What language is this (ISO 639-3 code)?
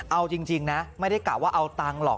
tha